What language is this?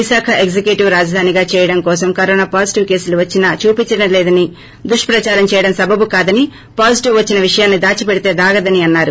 Telugu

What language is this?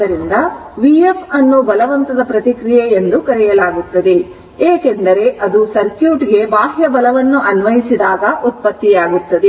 Kannada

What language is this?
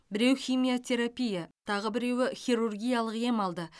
Kazakh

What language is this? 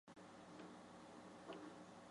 Chinese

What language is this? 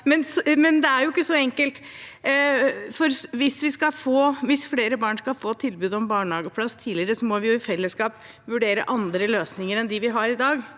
Norwegian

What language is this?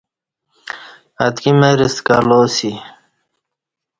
Kati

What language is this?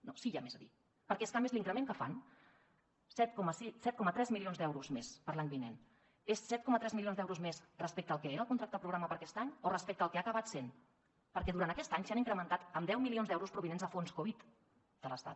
Catalan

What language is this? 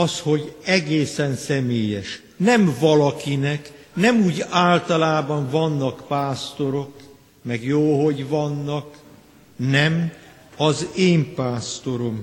Hungarian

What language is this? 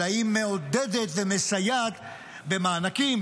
Hebrew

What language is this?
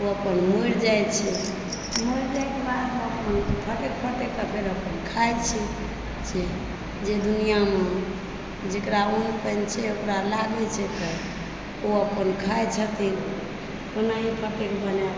Maithili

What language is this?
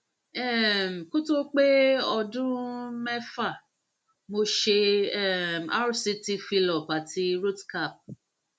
Yoruba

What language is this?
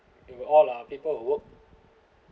English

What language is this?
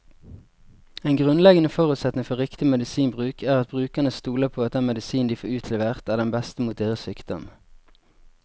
Norwegian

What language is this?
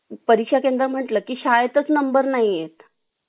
Marathi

